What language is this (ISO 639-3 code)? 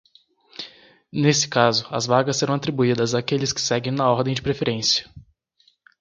por